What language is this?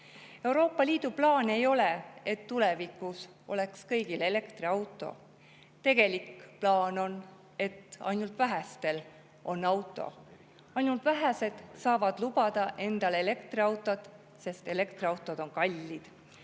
Estonian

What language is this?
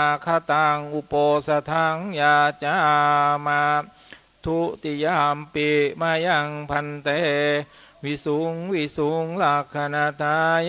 Thai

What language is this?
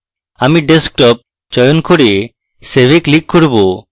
Bangla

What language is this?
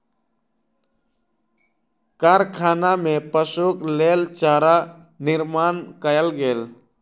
Maithili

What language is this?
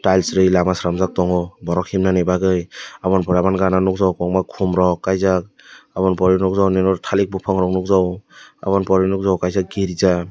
Kok Borok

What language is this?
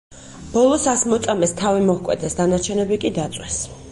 Georgian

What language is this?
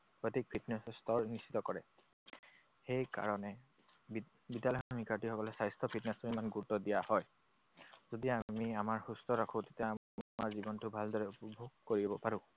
Assamese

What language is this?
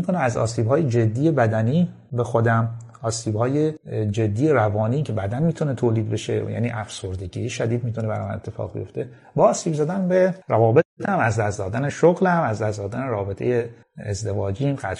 Persian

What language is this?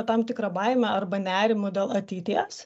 Lithuanian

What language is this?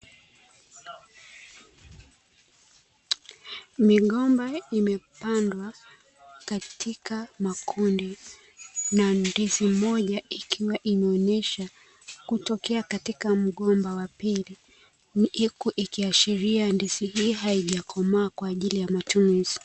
Swahili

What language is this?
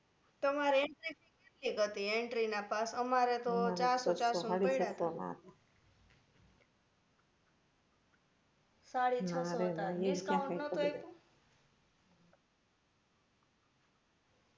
Gujarati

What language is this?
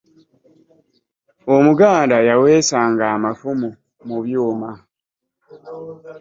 Ganda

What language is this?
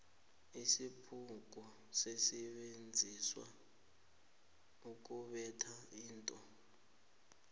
South Ndebele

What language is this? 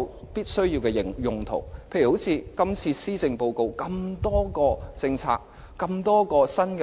Cantonese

